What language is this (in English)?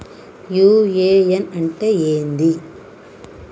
Telugu